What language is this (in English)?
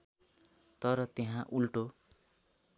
Nepali